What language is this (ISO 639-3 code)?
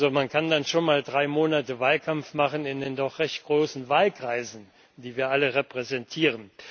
deu